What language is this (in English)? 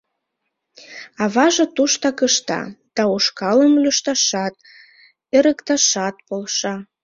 Mari